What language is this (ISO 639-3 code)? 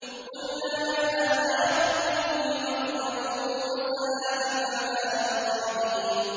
ara